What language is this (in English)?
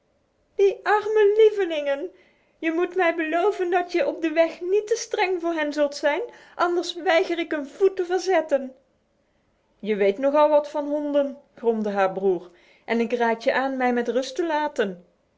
Dutch